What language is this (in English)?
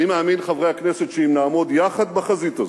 Hebrew